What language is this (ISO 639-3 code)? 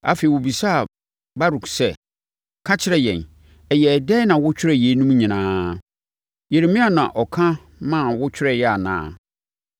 aka